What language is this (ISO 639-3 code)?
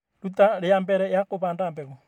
kik